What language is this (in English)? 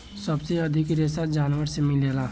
Bhojpuri